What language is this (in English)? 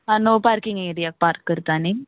Konkani